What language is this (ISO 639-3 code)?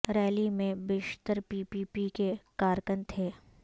urd